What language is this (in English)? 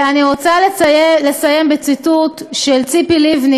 Hebrew